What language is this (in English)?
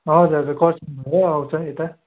Nepali